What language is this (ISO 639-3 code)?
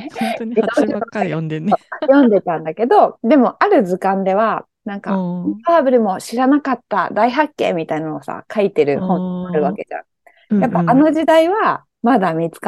jpn